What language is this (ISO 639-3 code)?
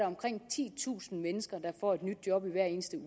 dan